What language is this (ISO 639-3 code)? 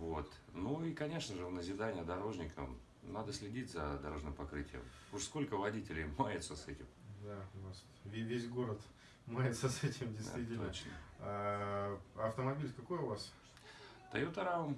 rus